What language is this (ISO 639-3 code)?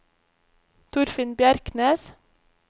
nor